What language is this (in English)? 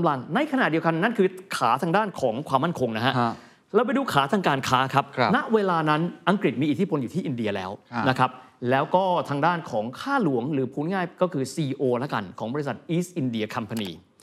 Thai